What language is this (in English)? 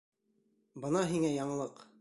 Bashkir